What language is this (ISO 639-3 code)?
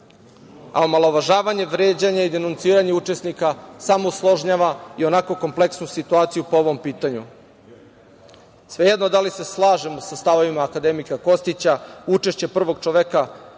srp